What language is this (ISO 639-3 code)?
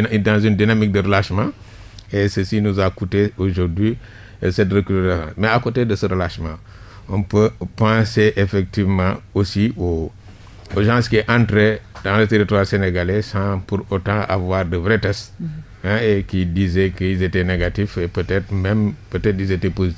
fra